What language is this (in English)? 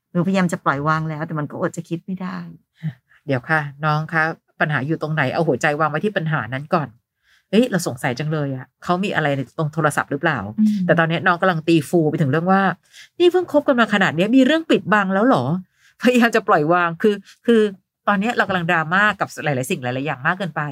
Thai